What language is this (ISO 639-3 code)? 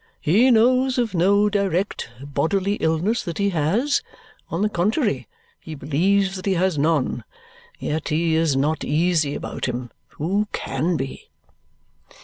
eng